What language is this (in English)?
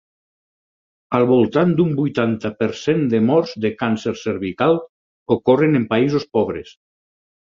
Catalan